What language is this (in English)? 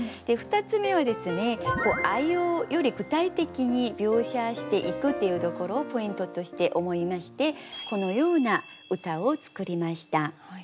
Japanese